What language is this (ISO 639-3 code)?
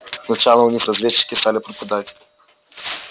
rus